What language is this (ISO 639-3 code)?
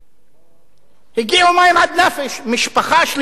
heb